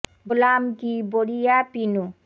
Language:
Bangla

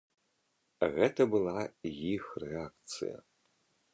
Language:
Belarusian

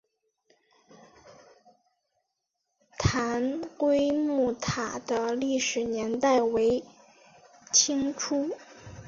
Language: Chinese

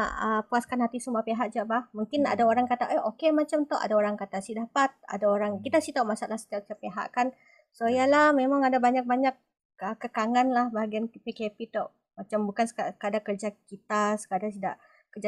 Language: Malay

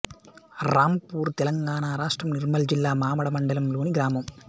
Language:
Telugu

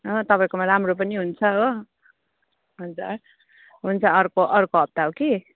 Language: Nepali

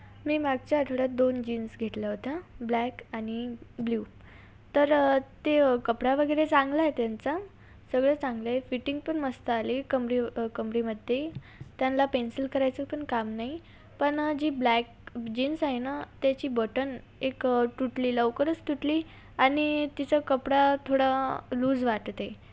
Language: Marathi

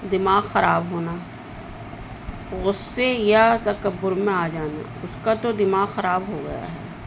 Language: Urdu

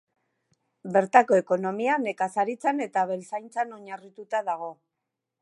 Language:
Basque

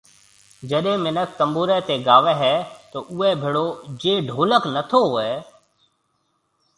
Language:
Marwari (Pakistan)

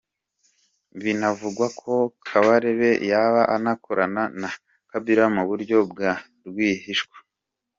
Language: Kinyarwanda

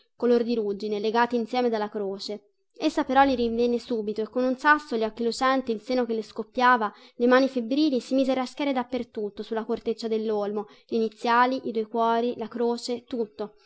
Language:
Italian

